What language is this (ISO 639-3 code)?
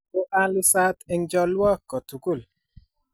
kln